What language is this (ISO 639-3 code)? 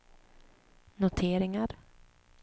swe